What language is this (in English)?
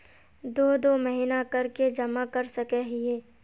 Magahi